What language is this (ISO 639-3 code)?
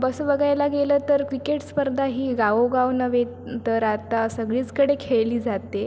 mar